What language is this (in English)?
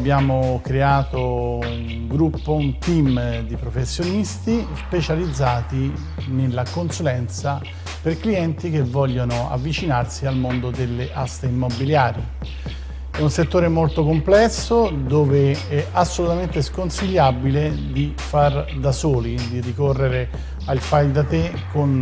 Italian